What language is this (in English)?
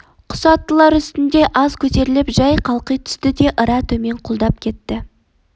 Kazakh